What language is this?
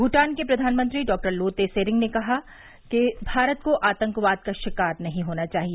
Hindi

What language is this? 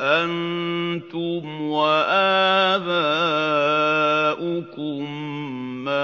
Arabic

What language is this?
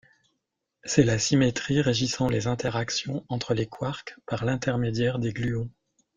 French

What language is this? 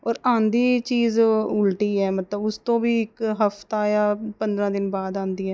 Punjabi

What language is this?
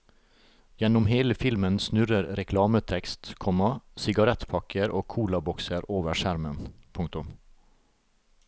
Norwegian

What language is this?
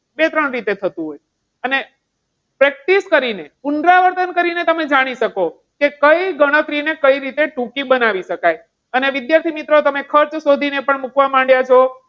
Gujarati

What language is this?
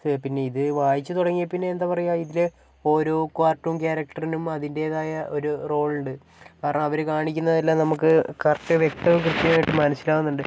Malayalam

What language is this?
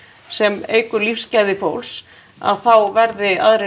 Icelandic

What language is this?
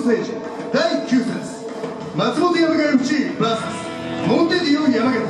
Japanese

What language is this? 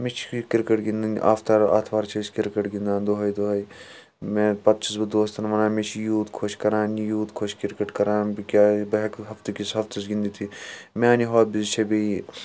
Kashmiri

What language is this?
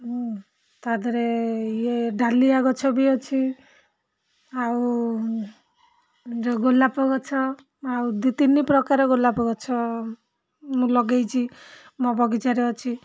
Odia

